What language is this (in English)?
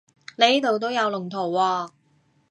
Cantonese